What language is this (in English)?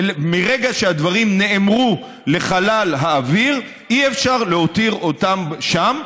Hebrew